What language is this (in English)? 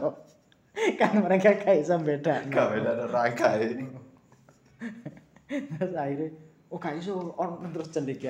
Indonesian